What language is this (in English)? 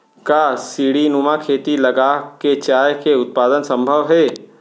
Chhattisgarhi